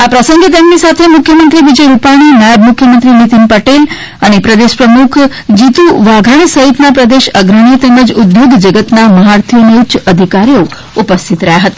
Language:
Gujarati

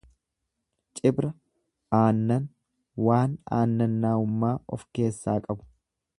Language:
Oromo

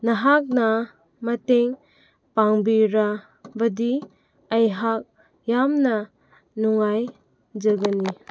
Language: Manipuri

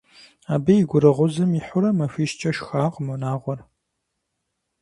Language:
Kabardian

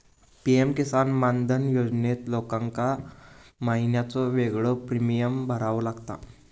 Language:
Marathi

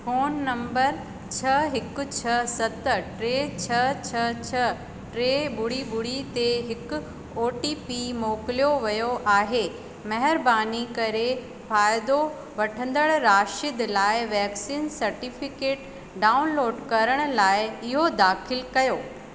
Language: Sindhi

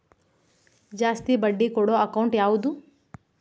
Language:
Kannada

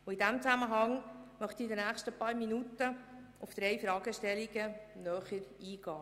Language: Swiss German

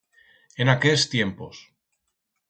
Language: Aragonese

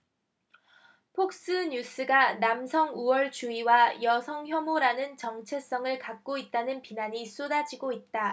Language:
Korean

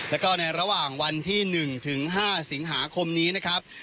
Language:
Thai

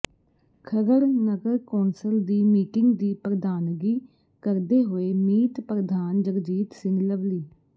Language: Punjabi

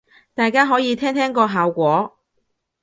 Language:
Cantonese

